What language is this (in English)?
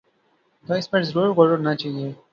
Urdu